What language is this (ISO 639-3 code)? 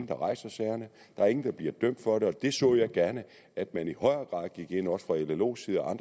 dan